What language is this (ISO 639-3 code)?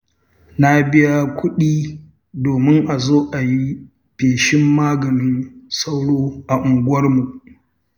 hau